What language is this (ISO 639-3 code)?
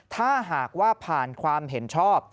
tha